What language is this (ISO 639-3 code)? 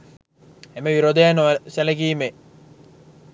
sin